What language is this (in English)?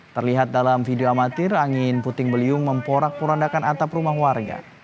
Indonesian